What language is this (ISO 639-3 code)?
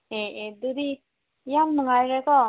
mni